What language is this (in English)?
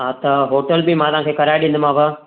Sindhi